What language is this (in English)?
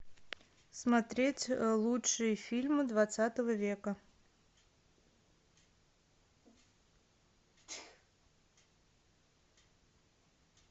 Russian